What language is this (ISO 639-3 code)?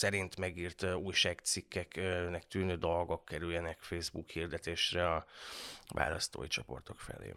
hun